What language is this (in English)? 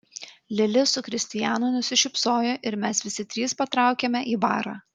Lithuanian